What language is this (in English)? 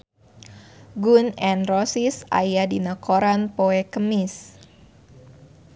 Sundanese